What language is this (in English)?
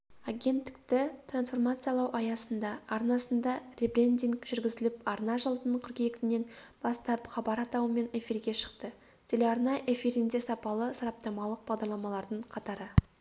Kazakh